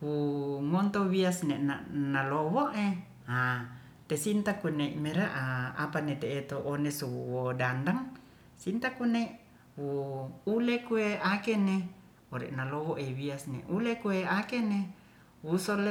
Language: Ratahan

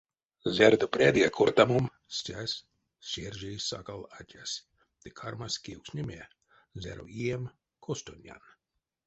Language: Erzya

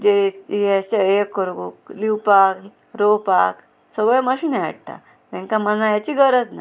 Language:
Konkani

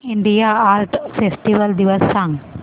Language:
Marathi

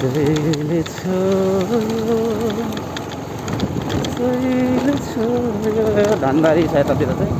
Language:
Indonesian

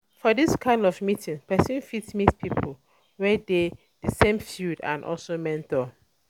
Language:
Nigerian Pidgin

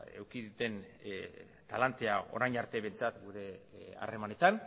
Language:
Basque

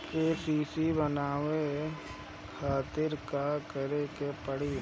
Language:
Bhojpuri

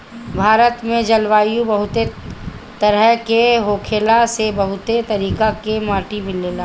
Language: Bhojpuri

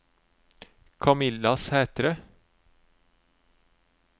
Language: Norwegian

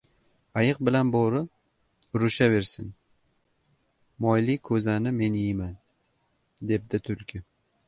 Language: Uzbek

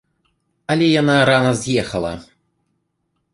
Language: Belarusian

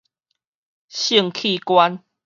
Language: Min Nan Chinese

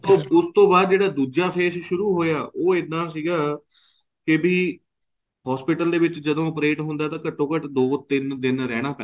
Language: Punjabi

